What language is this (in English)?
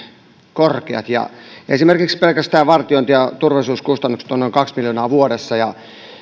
Finnish